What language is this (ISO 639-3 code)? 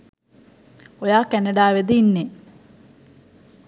sin